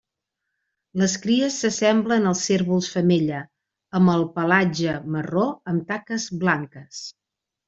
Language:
Catalan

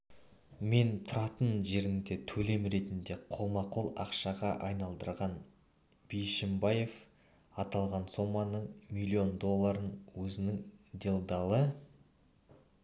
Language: Kazakh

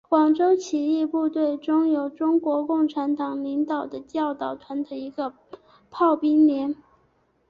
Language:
Chinese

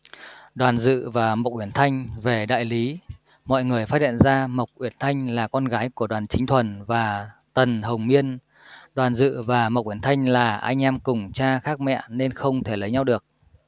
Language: Vietnamese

